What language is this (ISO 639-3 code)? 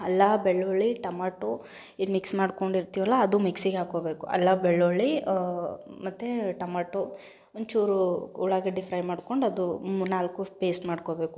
kan